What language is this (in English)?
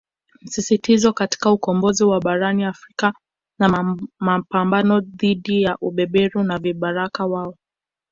Swahili